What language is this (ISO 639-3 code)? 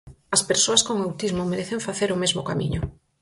glg